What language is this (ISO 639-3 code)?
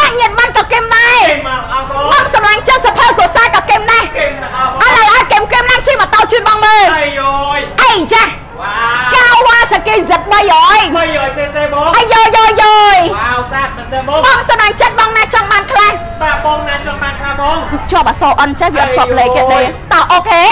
tha